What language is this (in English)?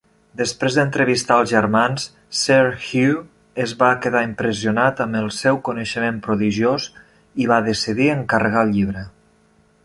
Catalan